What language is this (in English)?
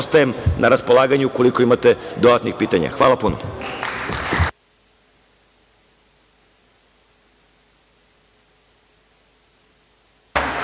Serbian